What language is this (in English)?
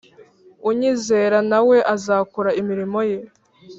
Kinyarwanda